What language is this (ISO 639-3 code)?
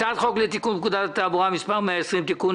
heb